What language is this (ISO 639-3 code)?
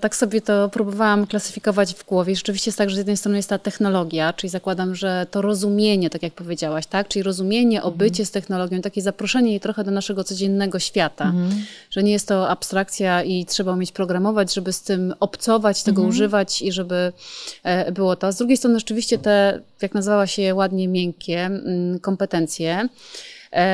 pol